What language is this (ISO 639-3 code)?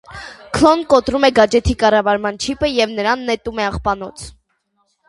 hye